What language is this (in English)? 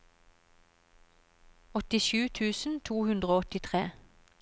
Norwegian